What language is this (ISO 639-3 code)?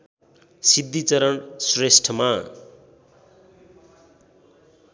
nep